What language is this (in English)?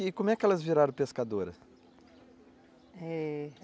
Portuguese